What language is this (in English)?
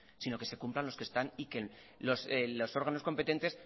Spanish